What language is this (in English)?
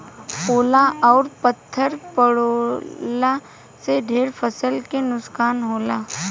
Bhojpuri